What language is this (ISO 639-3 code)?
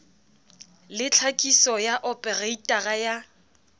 sot